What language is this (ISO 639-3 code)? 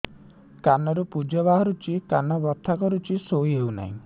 ori